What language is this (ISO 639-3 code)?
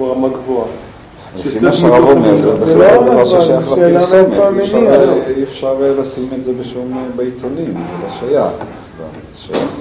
heb